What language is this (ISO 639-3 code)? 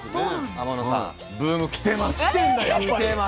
jpn